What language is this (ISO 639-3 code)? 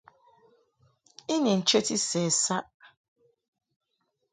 mhk